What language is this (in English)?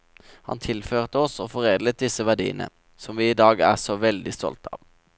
Norwegian